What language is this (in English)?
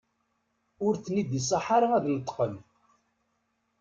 Kabyle